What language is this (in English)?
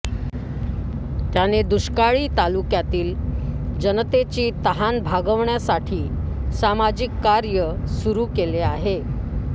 Marathi